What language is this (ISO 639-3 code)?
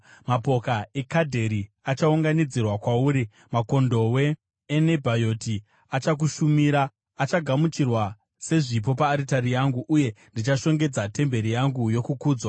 sna